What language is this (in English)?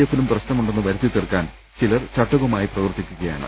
Malayalam